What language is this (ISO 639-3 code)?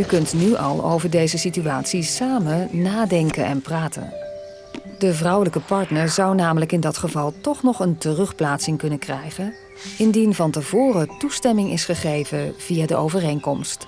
nld